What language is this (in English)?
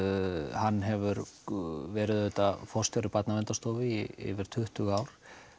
Icelandic